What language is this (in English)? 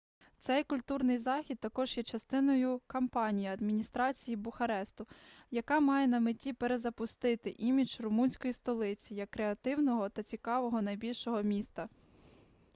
Ukrainian